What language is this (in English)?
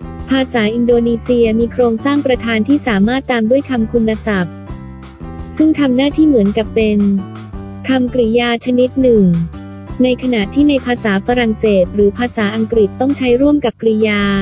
Thai